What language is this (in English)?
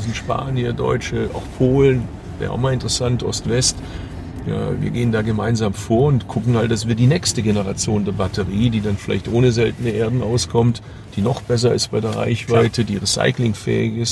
German